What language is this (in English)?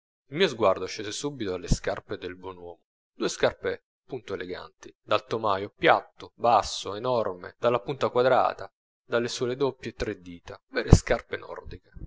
Italian